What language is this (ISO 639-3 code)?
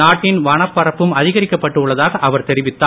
tam